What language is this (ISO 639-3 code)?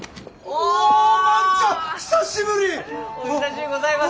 jpn